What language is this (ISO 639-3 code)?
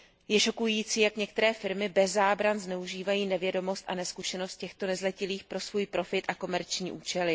ces